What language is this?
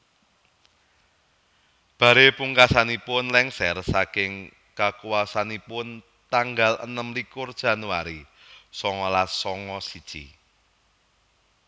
Javanese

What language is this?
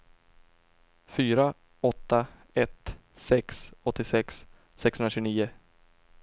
Swedish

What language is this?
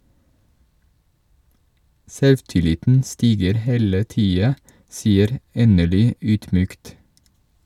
Norwegian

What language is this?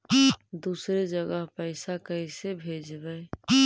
Magahi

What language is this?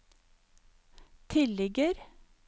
Norwegian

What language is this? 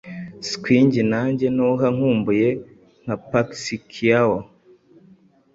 Kinyarwanda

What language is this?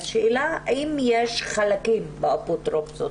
Hebrew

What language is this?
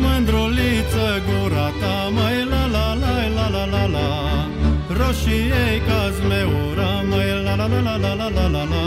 Romanian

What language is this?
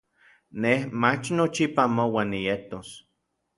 Orizaba Nahuatl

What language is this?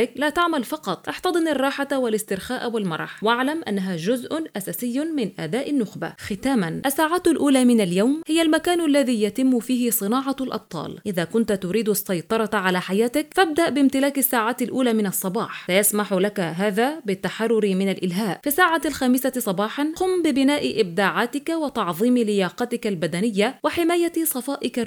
Arabic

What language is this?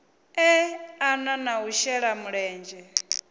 Venda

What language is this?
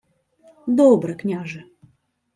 Ukrainian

